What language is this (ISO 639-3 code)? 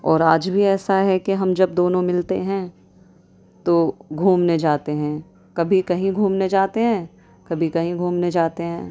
urd